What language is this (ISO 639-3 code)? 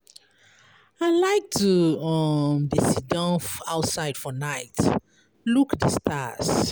pcm